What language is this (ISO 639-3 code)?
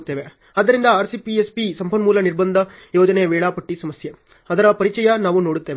kan